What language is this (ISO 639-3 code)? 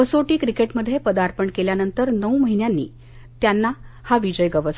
mar